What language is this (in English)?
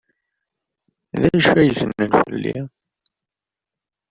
Kabyle